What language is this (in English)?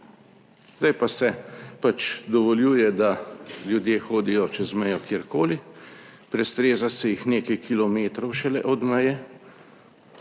Slovenian